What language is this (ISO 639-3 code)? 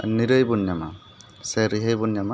sat